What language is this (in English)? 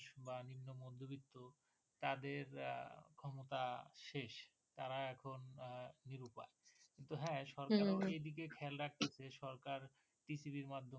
Bangla